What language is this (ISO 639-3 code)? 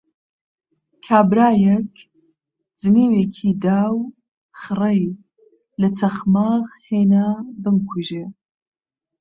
ckb